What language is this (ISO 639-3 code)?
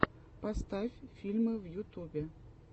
rus